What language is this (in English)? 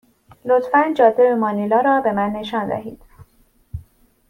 Persian